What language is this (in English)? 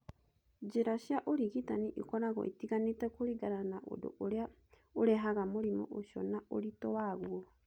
Kikuyu